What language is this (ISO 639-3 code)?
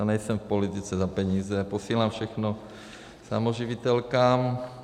ces